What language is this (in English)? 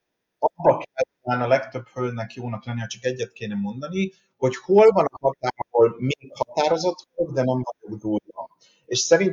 Hungarian